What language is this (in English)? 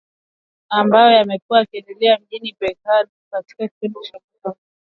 Swahili